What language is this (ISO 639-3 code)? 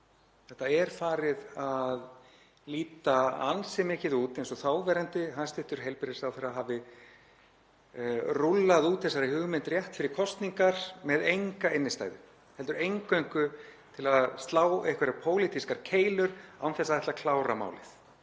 isl